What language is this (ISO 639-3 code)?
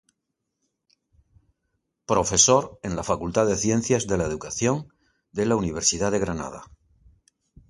spa